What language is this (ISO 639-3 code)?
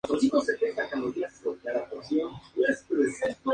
spa